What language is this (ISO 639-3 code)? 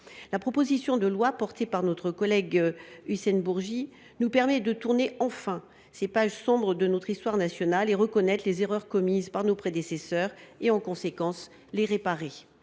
fra